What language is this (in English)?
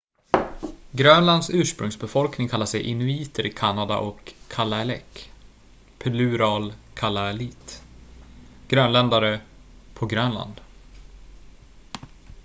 Swedish